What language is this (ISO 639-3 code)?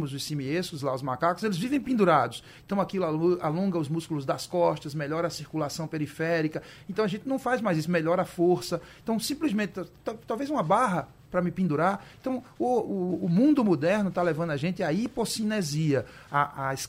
por